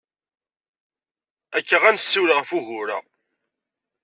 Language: Kabyle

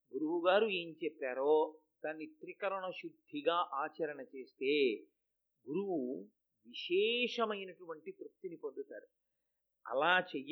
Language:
Telugu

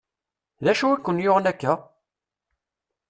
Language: Kabyle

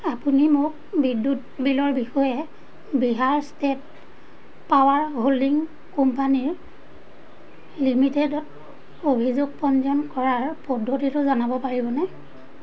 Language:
Assamese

